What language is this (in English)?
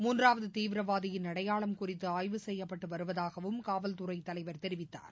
Tamil